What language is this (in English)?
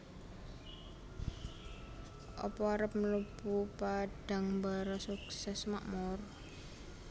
Javanese